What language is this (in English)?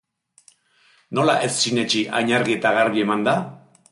Basque